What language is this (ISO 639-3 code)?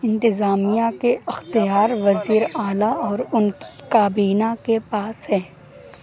urd